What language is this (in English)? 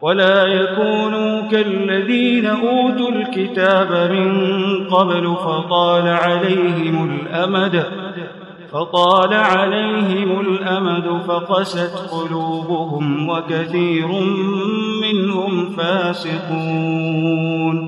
Arabic